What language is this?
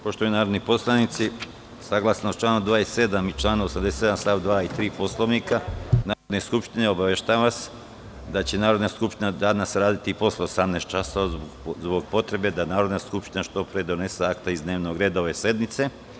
Serbian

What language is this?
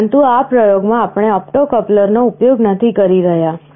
Gujarati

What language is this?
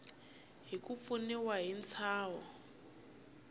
Tsonga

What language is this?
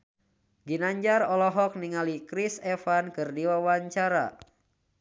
Sundanese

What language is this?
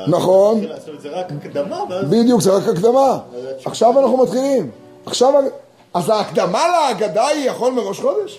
Hebrew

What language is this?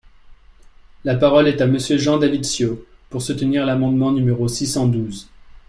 French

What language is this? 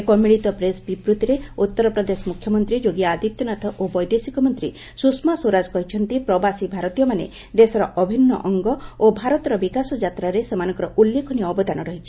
Odia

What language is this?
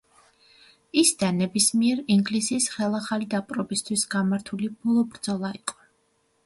Georgian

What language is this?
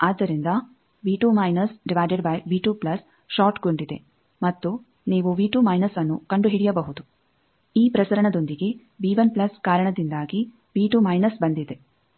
Kannada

